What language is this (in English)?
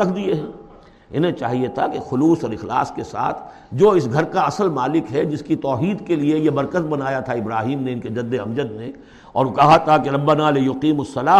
Urdu